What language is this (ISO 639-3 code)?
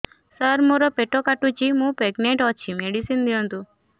ori